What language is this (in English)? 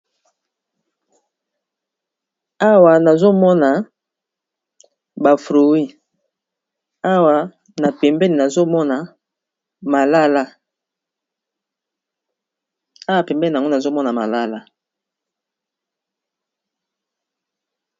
Lingala